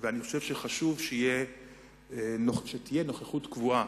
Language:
Hebrew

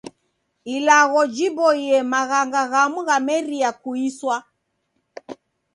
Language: Taita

